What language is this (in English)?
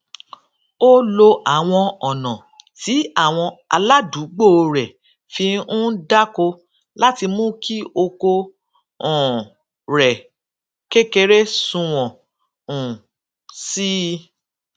Yoruba